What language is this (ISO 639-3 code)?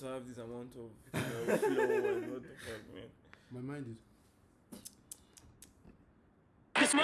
tur